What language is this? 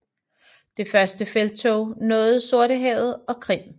Danish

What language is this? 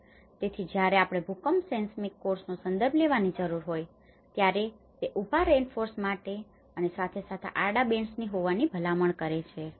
Gujarati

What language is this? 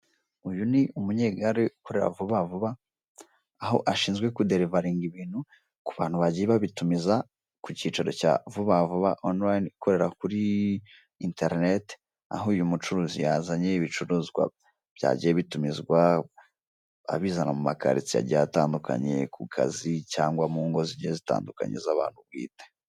Kinyarwanda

